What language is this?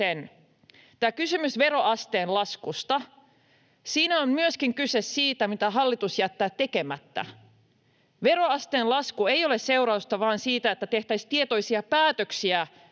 Finnish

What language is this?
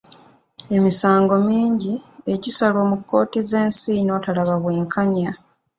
Ganda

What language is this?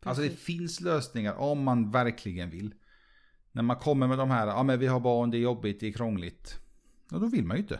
Swedish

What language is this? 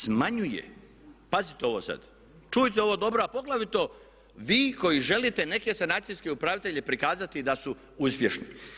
Croatian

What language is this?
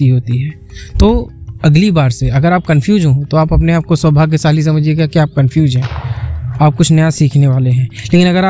Hindi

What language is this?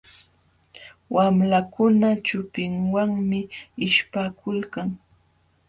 Jauja Wanca Quechua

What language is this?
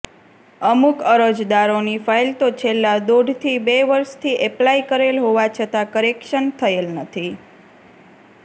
Gujarati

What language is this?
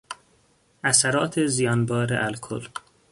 Persian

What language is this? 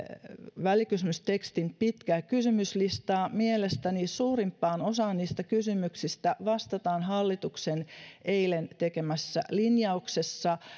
Finnish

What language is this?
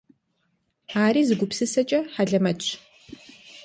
Kabardian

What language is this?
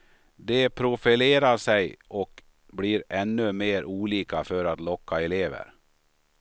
Swedish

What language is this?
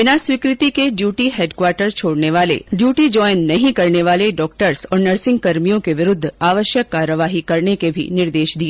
Hindi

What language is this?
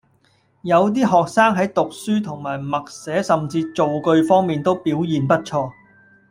Cantonese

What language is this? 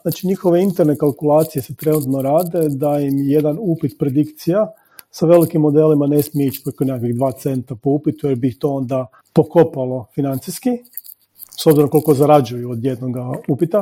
Croatian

